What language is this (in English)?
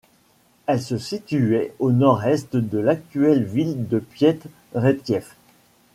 French